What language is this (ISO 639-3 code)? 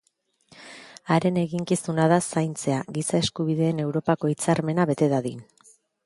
eus